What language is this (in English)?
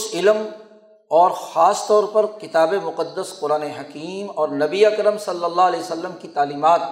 Urdu